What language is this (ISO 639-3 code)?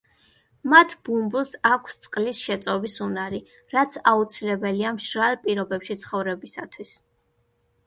kat